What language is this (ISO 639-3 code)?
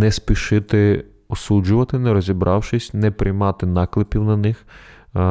ukr